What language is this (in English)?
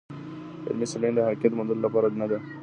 Pashto